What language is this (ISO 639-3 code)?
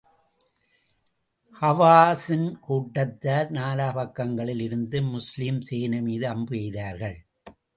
tam